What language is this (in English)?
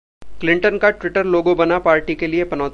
Hindi